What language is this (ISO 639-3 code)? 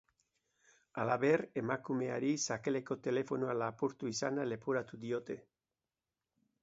eus